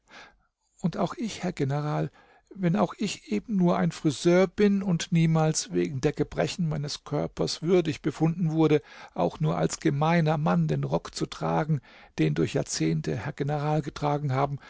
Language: German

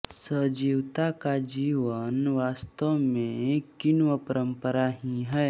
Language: Hindi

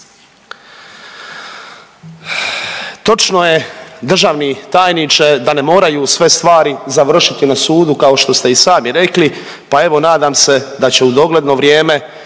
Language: Croatian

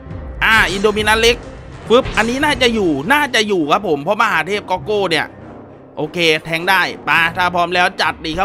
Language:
Thai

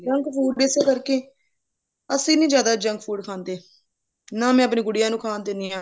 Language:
Punjabi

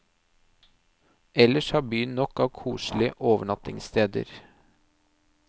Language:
Norwegian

